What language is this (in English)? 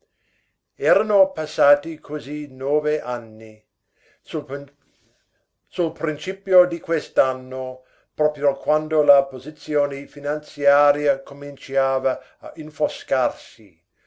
Italian